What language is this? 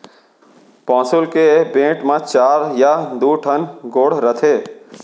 Chhattisgarhi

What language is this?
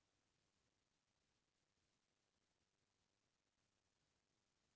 Chhattisgarhi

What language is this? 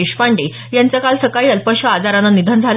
Marathi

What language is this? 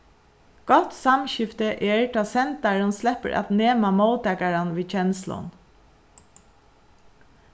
Faroese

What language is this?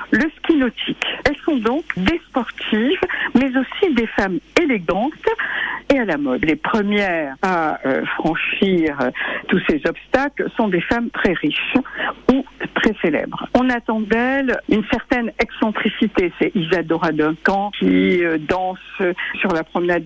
French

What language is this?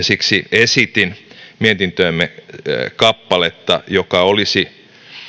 Finnish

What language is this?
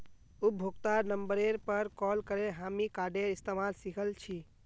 Magahi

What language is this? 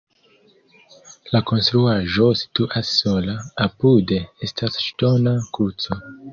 Esperanto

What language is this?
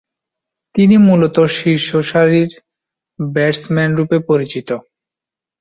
Bangla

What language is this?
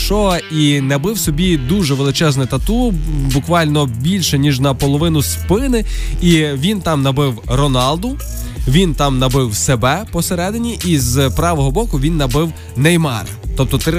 Ukrainian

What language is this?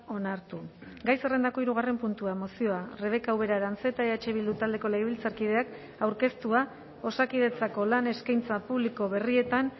Basque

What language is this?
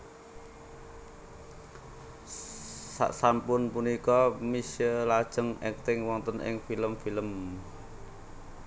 Javanese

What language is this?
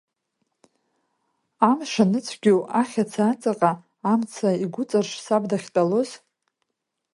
Abkhazian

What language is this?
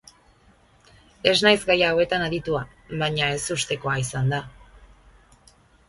Basque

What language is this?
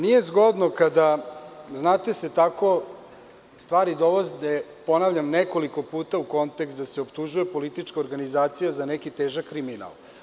Serbian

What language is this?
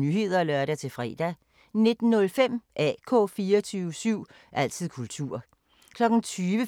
Danish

